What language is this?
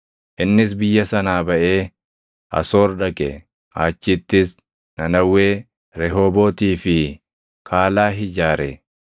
Oromo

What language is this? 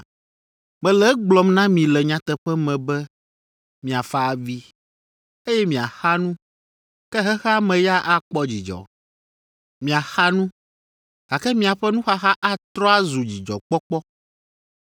Ewe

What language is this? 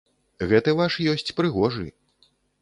Belarusian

